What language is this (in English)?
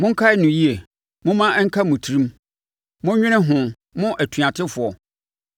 Akan